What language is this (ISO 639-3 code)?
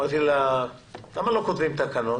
heb